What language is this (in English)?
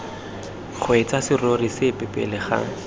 Tswana